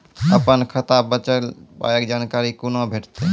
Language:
Maithili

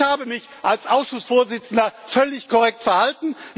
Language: German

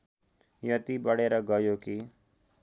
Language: Nepali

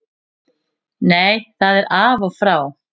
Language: Icelandic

